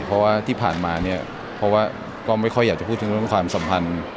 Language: Thai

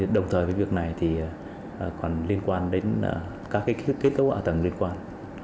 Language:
Vietnamese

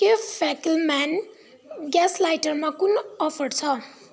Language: Nepali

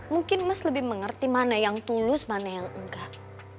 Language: Indonesian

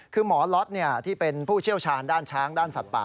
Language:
Thai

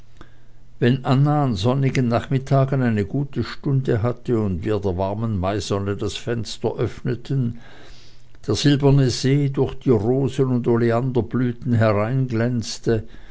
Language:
German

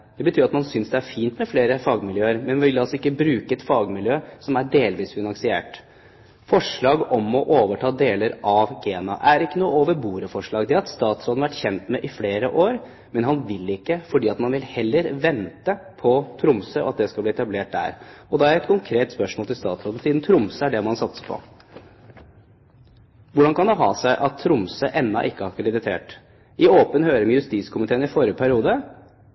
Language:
Norwegian Bokmål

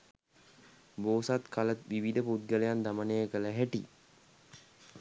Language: Sinhala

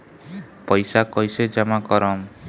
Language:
Bhojpuri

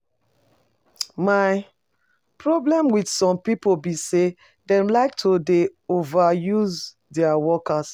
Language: Nigerian Pidgin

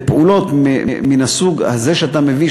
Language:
Hebrew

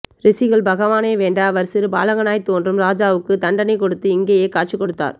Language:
Tamil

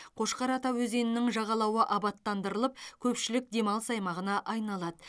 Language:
Kazakh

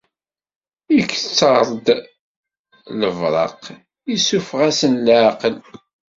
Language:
Kabyle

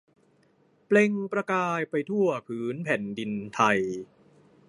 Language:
Thai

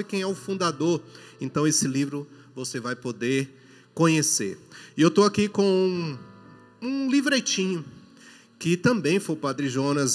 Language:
Portuguese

